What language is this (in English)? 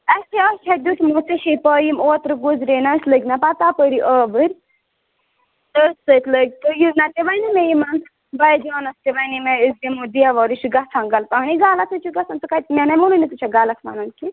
Kashmiri